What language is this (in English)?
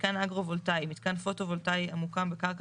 Hebrew